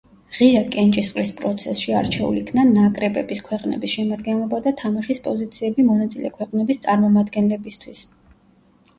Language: Georgian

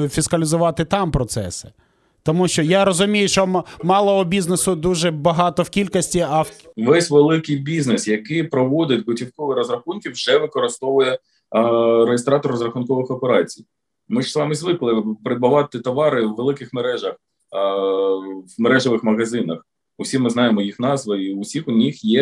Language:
Ukrainian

